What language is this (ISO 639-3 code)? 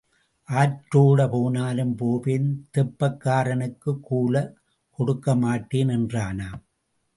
tam